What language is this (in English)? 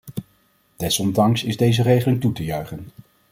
Dutch